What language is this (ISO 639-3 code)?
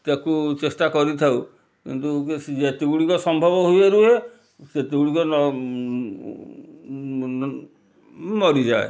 ori